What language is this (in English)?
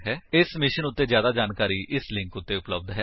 Punjabi